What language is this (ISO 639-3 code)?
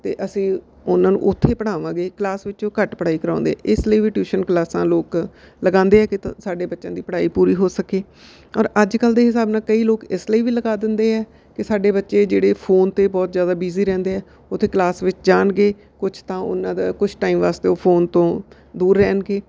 pan